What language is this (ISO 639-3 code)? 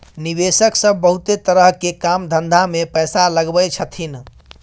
mai